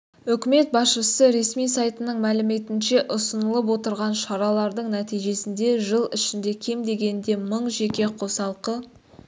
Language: Kazakh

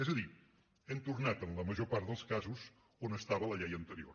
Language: Catalan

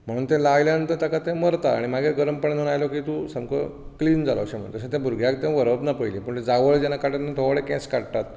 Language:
Konkani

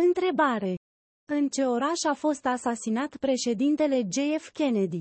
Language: Romanian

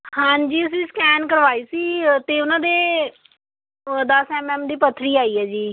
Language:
Punjabi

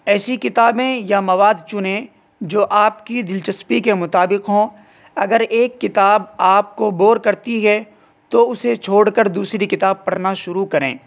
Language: Urdu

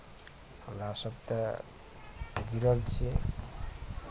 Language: Maithili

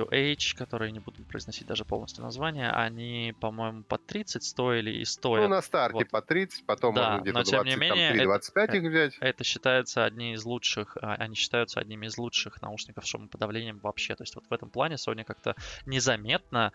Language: Russian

